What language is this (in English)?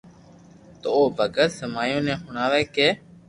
Loarki